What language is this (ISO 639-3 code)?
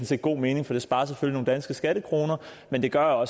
dan